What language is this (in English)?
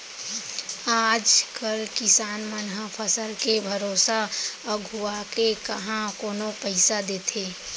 Chhattisgarhi